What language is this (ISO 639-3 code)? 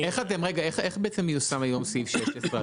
heb